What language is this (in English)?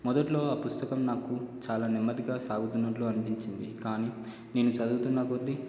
Telugu